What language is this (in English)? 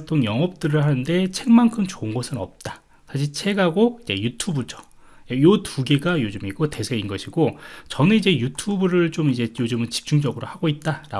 Korean